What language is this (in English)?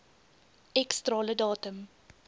Afrikaans